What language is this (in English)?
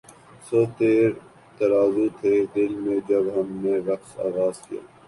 Urdu